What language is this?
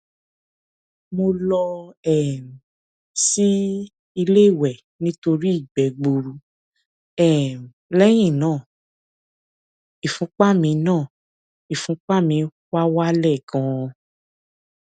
Yoruba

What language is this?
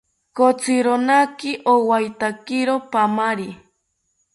South Ucayali Ashéninka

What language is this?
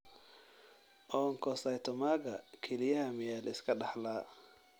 Somali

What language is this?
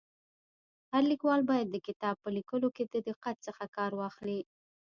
Pashto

